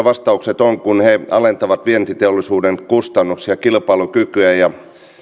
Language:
Finnish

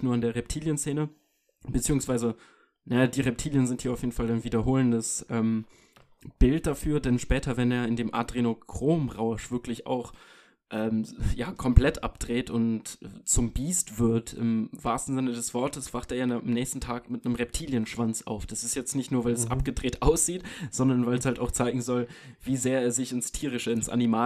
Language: German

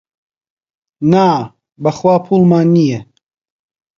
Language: Central Kurdish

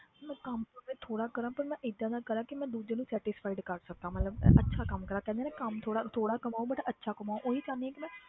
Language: Punjabi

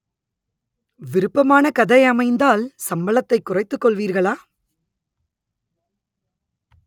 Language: Tamil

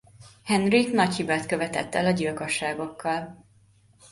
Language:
Hungarian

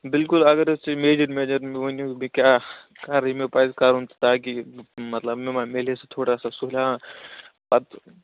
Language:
Kashmiri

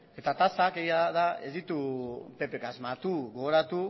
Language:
Basque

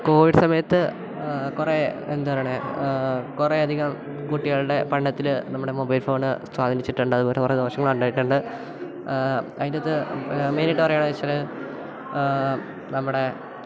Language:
Malayalam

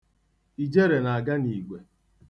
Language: Igbo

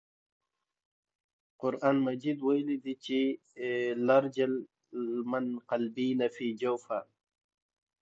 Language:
Pashto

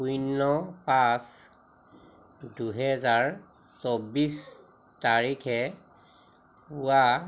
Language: Assamese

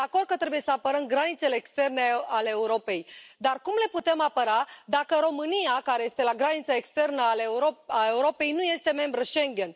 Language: Romanian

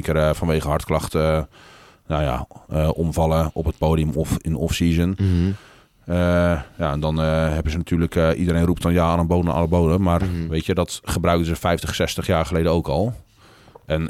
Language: Dutch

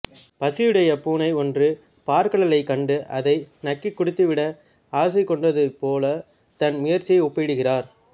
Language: Tamil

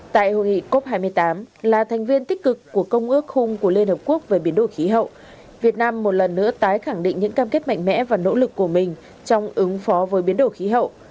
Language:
Vietnamese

